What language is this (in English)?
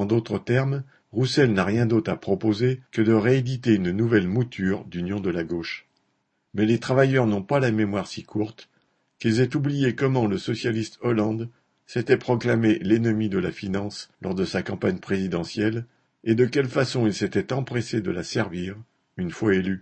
French